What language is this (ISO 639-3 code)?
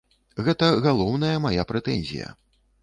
bel